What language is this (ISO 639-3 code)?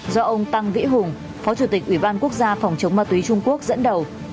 vie